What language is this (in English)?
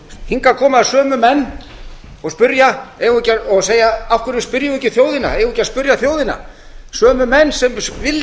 Icelandic